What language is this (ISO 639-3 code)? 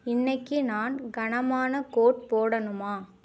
tam